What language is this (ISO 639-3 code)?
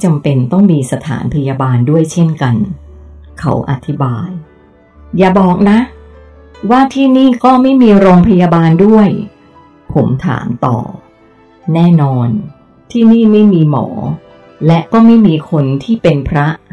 tha